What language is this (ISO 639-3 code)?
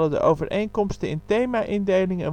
nld